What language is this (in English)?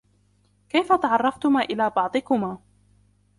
Arabic